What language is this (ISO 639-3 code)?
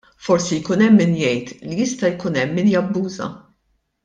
mlt